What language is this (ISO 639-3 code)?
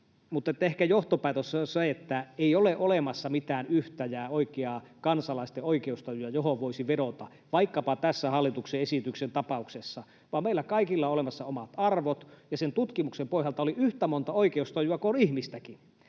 fin